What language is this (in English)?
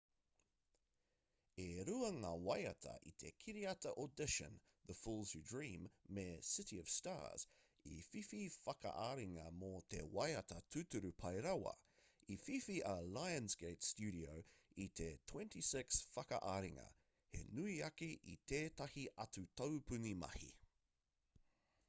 Māori